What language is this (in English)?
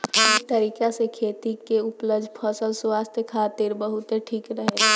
Bhojpuri